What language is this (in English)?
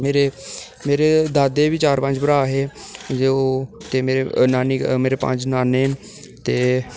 Dogri